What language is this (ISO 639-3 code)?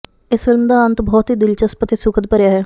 pan